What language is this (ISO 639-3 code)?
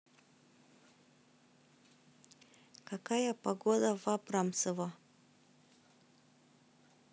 rus